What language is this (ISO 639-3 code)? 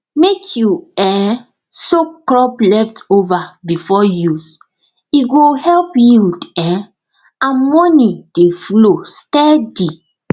pcm